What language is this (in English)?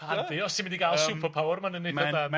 Welsh